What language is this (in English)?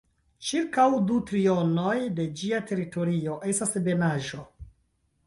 Esperanto